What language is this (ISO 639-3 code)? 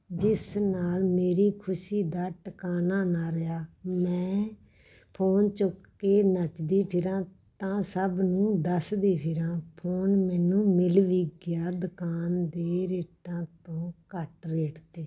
pan